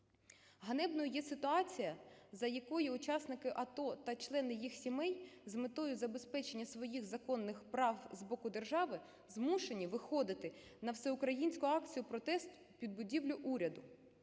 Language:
Ukrainian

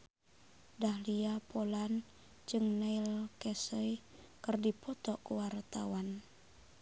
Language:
Sundanese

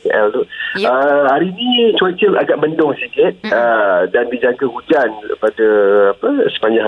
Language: Malay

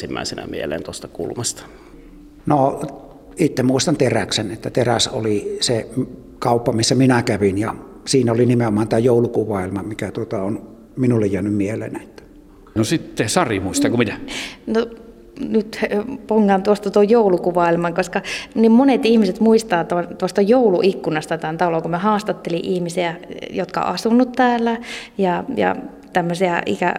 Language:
Finnish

